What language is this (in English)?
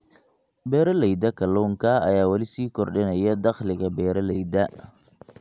Somali